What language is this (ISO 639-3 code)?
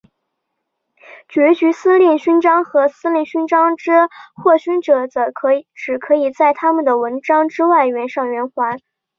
zho